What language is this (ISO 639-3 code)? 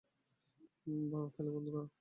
ben